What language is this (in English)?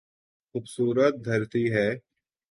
Urdu